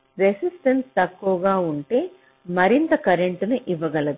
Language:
Telugu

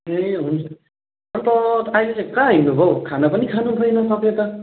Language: Nepali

